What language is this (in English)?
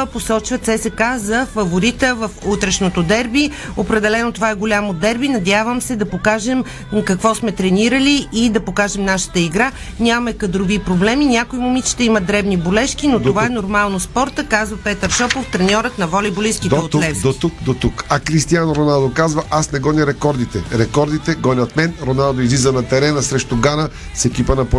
Bulgarian